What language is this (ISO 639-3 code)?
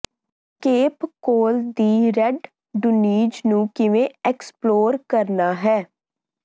pan